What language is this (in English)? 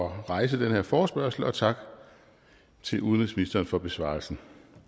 Danish